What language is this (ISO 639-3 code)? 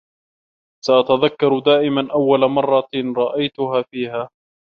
ara